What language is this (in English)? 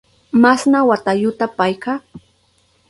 Southern Pastaza Quechua